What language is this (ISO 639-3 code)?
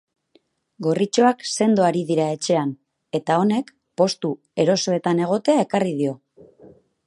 eus